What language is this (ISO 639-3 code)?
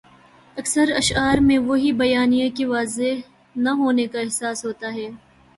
urd